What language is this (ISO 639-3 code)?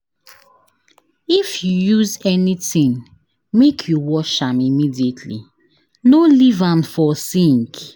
pcm